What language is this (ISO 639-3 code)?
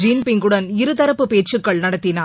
tam